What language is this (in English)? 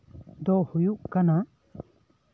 Santali